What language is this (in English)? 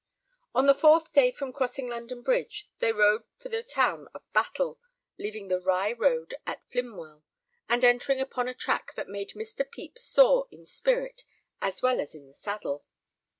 English